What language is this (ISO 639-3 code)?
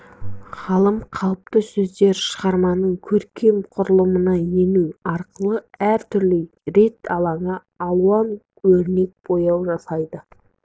kaz